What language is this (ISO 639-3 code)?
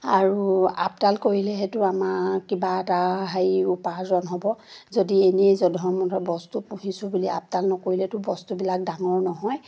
asm